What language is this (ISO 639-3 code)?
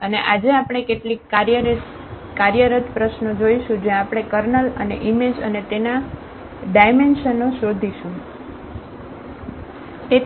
guj